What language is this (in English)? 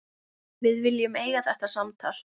Icelandic